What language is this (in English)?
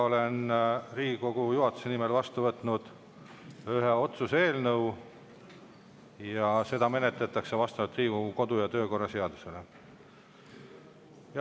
Estonian